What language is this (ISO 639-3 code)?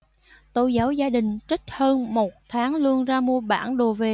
vie